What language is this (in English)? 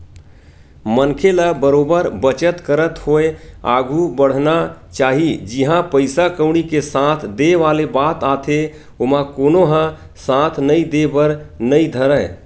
Chhattisgarhi